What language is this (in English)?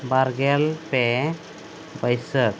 Santali